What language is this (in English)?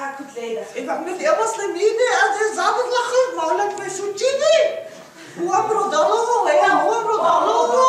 Arabic